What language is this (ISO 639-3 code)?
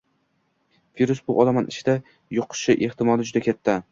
uzb